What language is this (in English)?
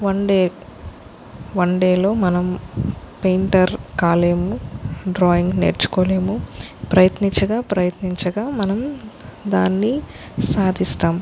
Telugu